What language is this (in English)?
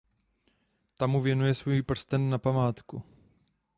Czech